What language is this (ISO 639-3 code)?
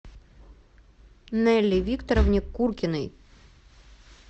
rus